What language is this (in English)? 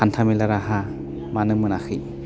Bodo